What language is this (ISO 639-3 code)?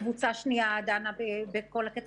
heb